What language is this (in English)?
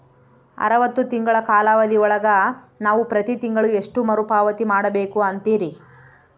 Kannada